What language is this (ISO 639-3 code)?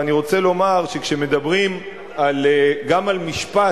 heb